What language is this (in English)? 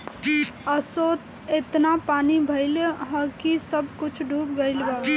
Bhojpuri